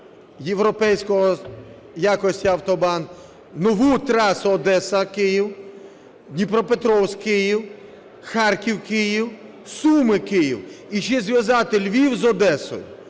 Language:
Ukrainian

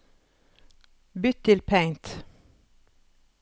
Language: Norwegian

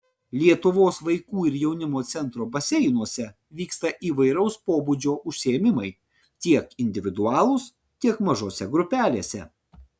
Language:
Lithuanian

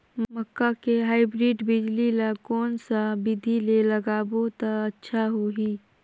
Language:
Chhattisgarhi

